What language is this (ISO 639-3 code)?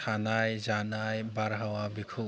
brx